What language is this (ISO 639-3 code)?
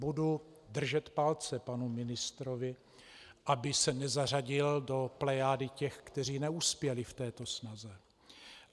ces